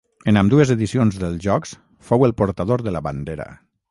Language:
Catalan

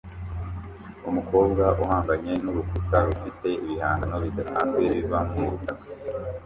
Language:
Kinyarwanda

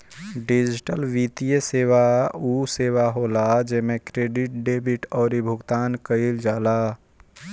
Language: Bhojpuri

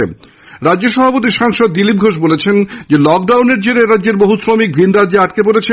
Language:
Bangla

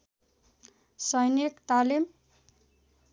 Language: Nepali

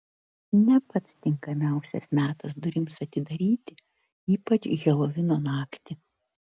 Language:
Lithuanian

